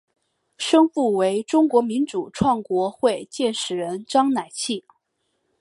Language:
Chinese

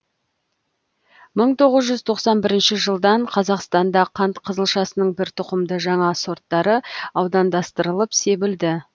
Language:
Kazakh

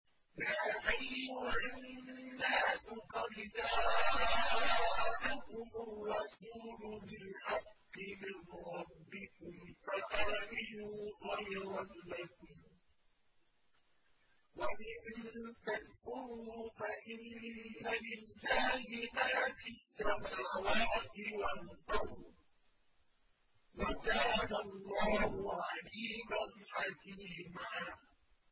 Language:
Arabic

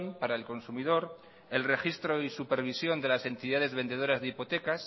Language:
Spanish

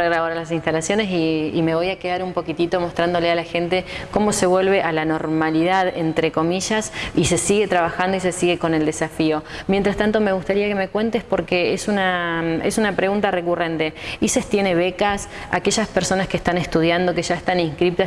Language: Spanish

